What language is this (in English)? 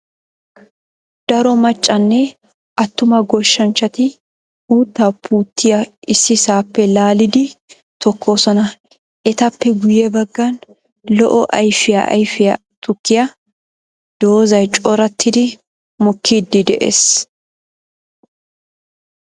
Wolaytta